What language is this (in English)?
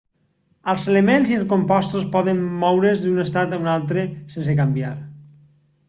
Catalan